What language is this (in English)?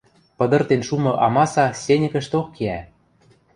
Western Mari